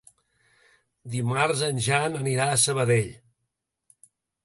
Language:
Catalan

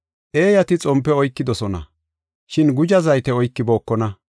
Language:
Gofa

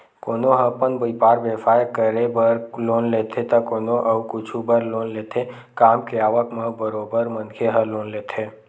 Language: Chhattisgarhi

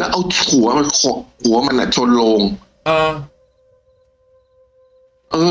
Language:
Thai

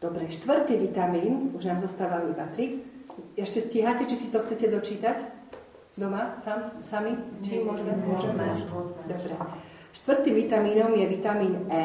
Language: Slovak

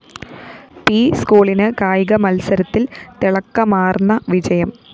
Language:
Malayalam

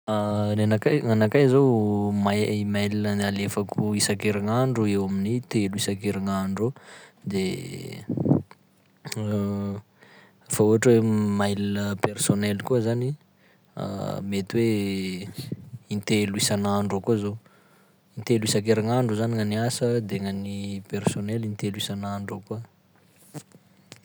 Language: Sakalava Malagasy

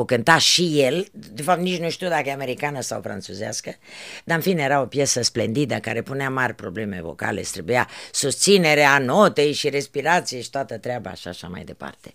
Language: Romanian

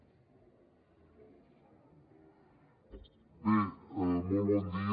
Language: Catalan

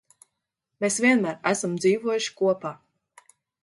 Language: Latvian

